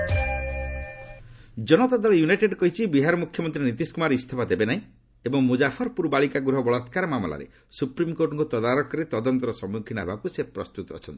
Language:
Odia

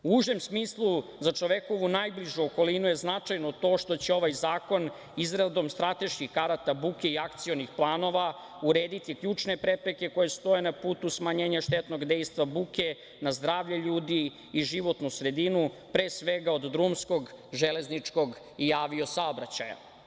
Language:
Serbian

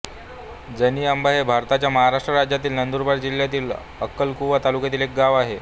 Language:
Marathi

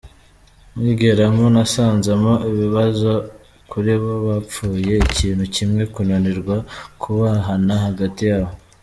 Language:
Kinyarwanda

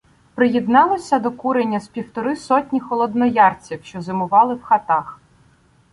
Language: Ukrainian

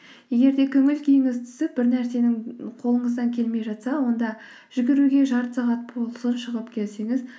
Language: Kazakh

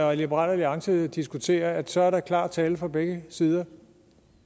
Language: Danish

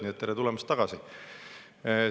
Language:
Estonian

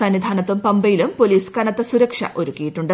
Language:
Malayalam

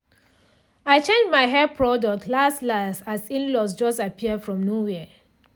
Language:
Nigerian Pidgin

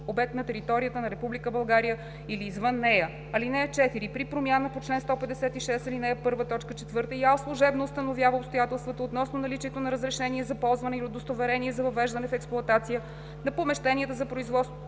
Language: Bulgarian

